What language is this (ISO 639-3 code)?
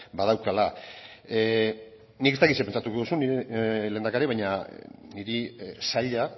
eus